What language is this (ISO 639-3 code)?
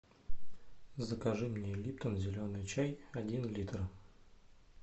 rus